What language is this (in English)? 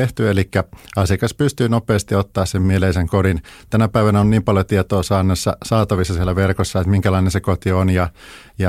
Finnish